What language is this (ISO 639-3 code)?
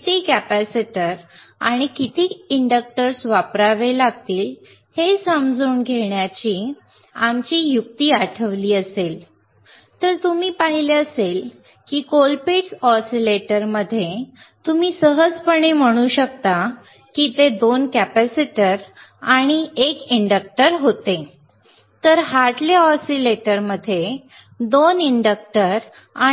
mar